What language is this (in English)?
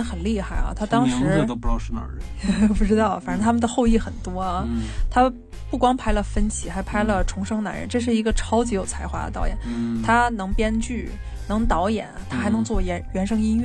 Chinese